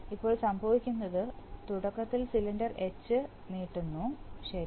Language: Malayalam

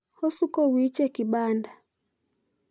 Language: Luo (Kenya and Tanzania)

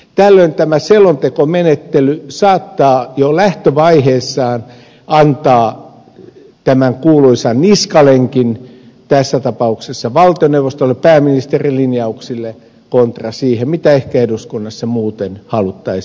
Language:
Finnish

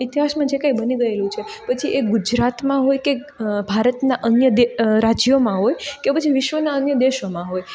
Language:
Gujarati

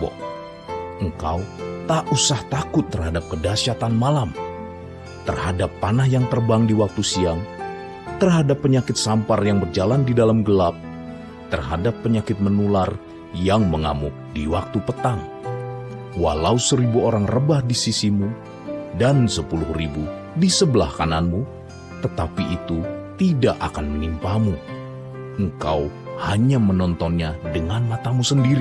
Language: Indonesian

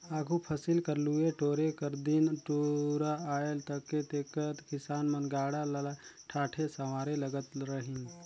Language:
Chhattisgarhi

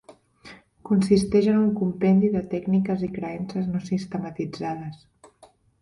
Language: Catalan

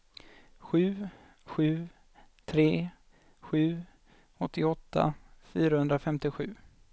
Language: Swedish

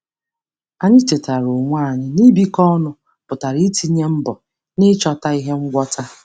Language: Igbo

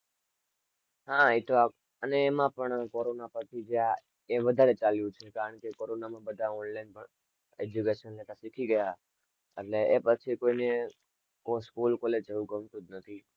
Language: Gujarati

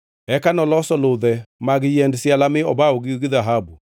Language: Luo (Kenya and Tanzania)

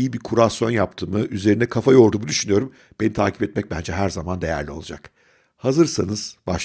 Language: Turkish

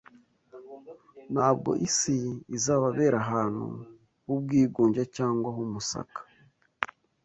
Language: Kinyarwanda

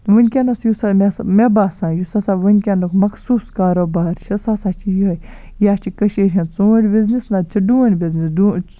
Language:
Kashmiri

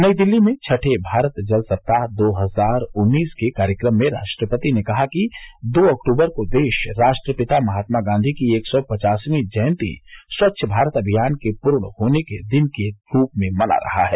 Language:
Hindi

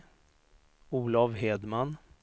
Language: Swedish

